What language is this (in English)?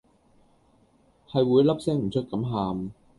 Cantonese